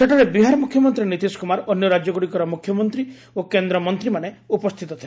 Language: Odia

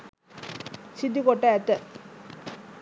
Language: Sinhala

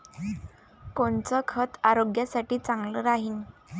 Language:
Marathi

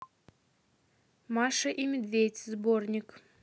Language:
Russian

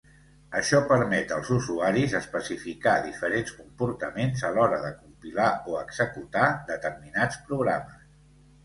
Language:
Catalan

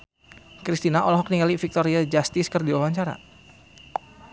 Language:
Sundanese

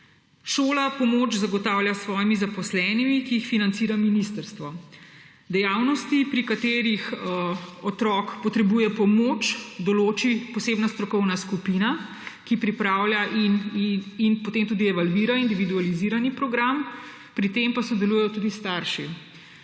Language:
Slovenian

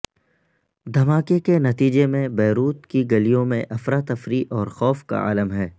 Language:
Urdu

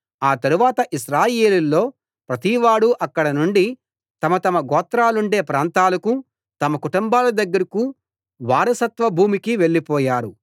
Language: Telugu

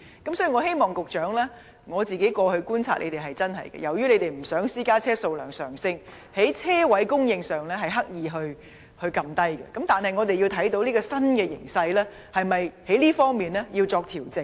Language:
Cantonese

